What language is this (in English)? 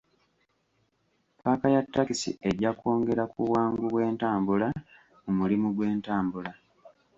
Ganda